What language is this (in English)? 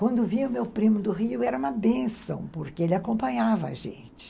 Portuguese